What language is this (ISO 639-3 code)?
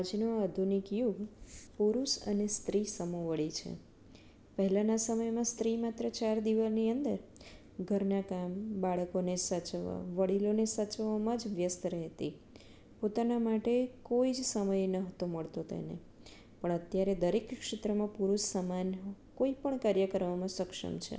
guj